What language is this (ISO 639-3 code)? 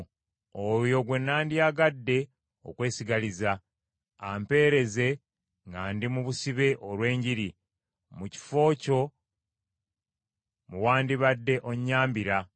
lug